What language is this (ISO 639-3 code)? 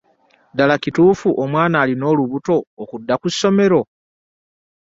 lug